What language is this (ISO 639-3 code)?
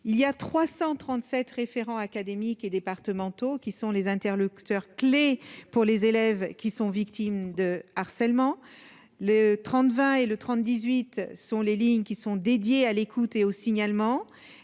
fra